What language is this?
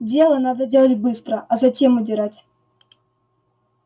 Russian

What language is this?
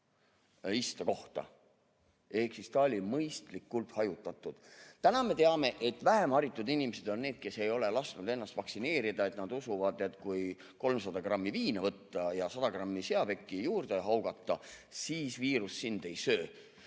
Estonian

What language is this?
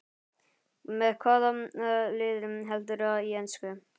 Icelandic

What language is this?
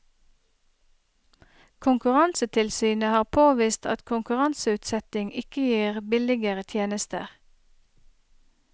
Norwegian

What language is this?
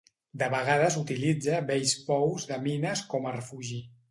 Catalan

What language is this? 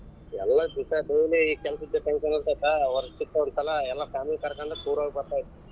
Kannada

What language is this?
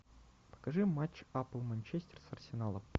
Russian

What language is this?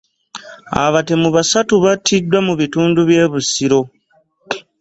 Ganda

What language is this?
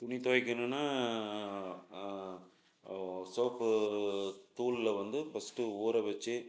Tamil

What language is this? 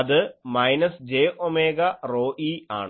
Malayalam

